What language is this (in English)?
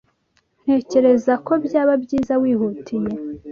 Kinyarwanda